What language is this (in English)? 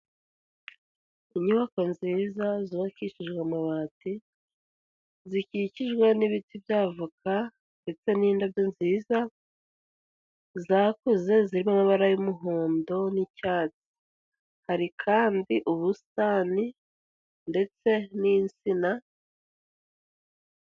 Kinyarwanda